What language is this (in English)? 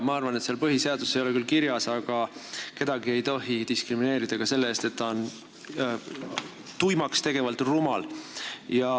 Estonian